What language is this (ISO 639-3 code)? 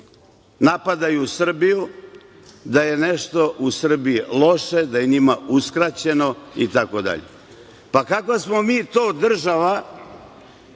srp